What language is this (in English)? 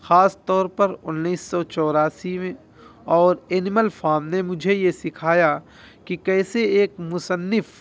Urdu